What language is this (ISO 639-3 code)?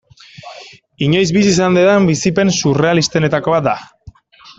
eus